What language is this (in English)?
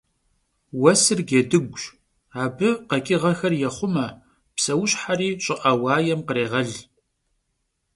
Kabardian